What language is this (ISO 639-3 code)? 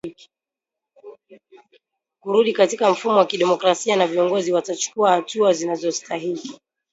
swa